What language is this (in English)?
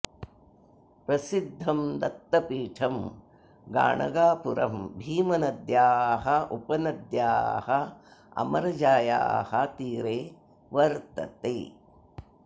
Sanskrit